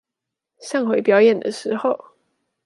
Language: Chinese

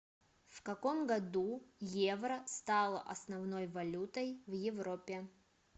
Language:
Russian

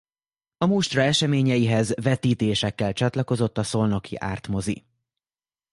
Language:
Hungarian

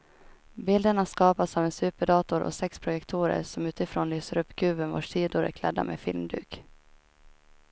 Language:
Swedish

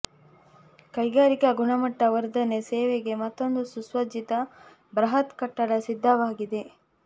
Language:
Kannada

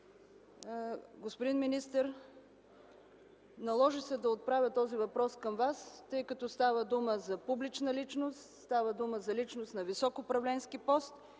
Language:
Bulgarian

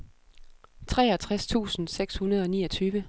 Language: Danish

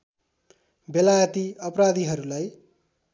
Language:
Nepali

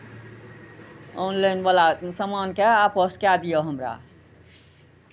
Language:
Maithili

